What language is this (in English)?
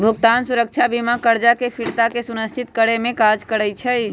Magahi